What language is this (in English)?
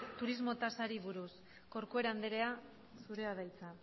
Basque